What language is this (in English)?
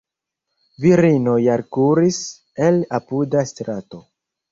Esperanto